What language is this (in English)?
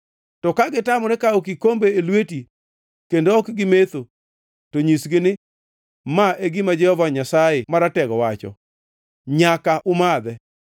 Luo (Kenya and Tanzania)